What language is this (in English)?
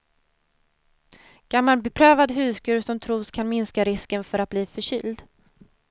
Swedish